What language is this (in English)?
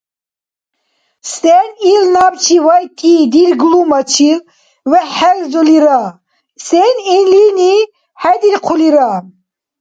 Dargwa